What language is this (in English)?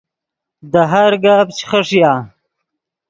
Yidgha